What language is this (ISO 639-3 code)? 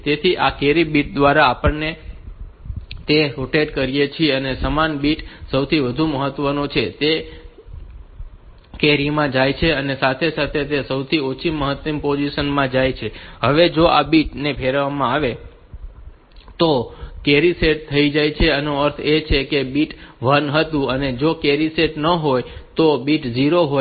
guj